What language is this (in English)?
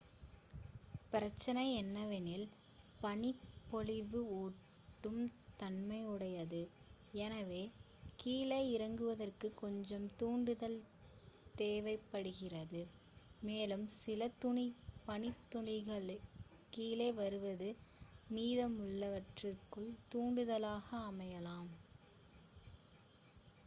Tamil